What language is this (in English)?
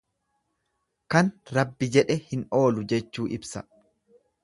Oromo